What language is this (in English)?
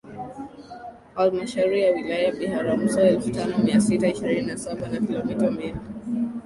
Swahili